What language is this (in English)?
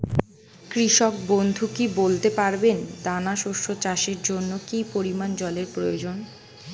Bangla